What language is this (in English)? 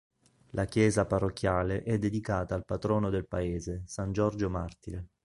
Italian